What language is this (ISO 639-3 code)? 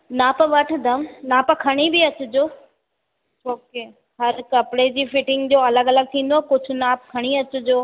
snd